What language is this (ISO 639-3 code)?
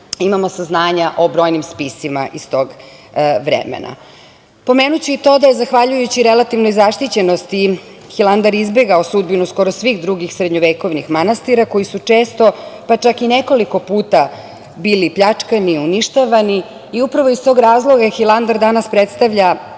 srp